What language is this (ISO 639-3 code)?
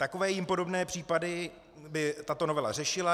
ces